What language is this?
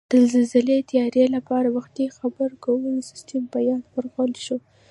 Pashto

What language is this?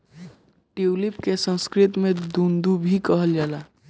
Bhojpuri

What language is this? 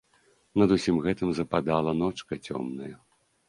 Belarusian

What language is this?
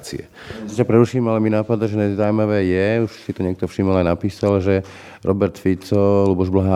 Slovak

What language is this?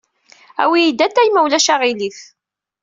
Kabyle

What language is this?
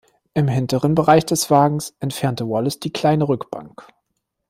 German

